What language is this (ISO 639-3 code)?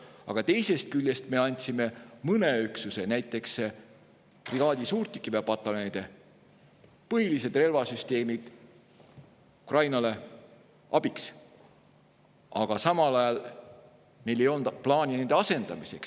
est